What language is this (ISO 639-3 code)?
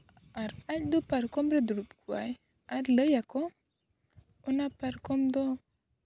sat